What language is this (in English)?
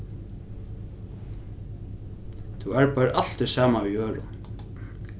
Faroese